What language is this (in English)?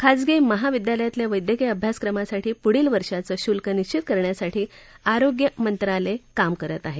Marathi